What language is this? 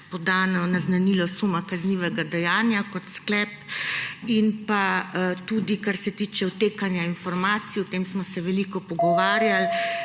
Slovenian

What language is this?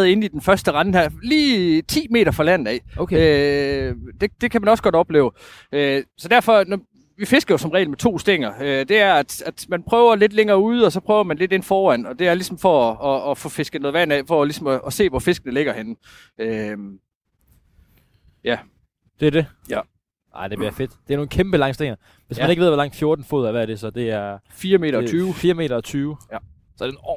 Danish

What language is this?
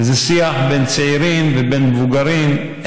Hebrew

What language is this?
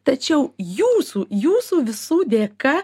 Lithuanian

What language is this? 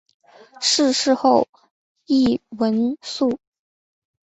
Chinese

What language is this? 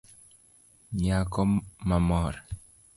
Luo (Kenya and Tanzania)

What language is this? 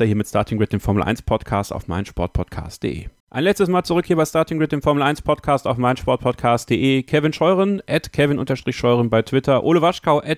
German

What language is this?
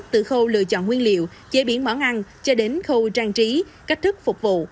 Vietnamese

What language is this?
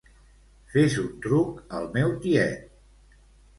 Catalan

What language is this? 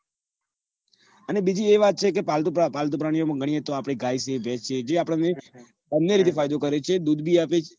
Gujarati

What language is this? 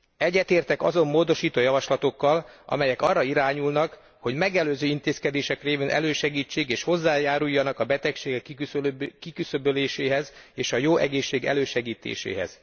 Hungarian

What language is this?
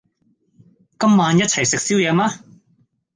Cantonese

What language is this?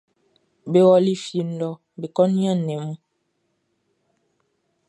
Baoulé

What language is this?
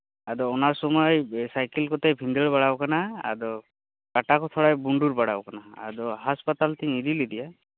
Santali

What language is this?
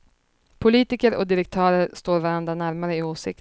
Swedish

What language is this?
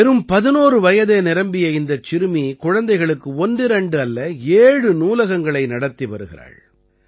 Tamil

